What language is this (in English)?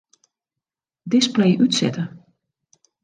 Western Frisian